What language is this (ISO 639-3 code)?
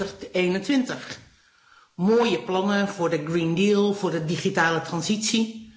nld